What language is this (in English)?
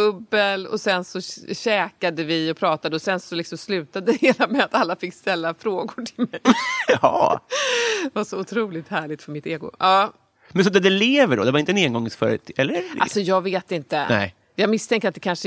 Swedish